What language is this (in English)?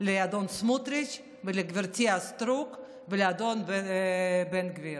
Hebrew